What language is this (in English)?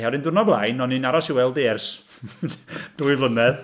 Welsh